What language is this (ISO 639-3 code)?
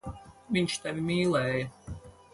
lav